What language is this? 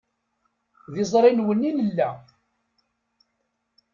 Kabyle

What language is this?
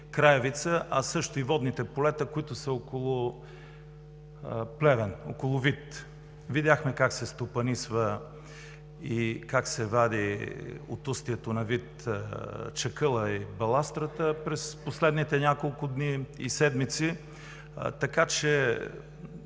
Bulgarian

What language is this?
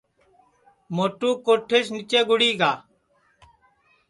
Sansi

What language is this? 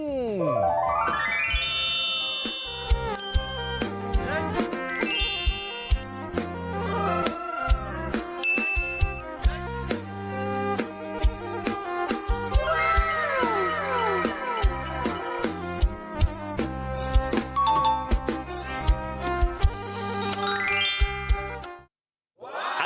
Thai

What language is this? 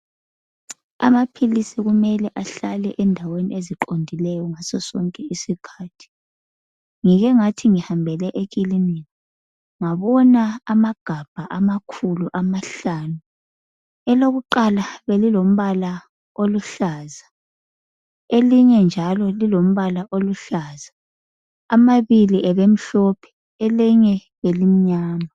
North Ndebele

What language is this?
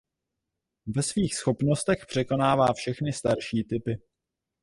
Czech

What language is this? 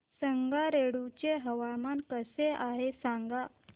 Marathi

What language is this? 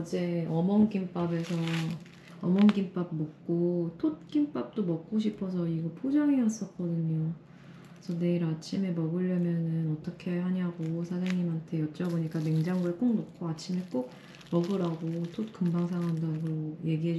Korean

